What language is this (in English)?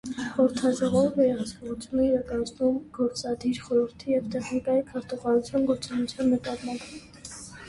Armenian